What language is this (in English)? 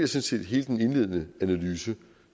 Danish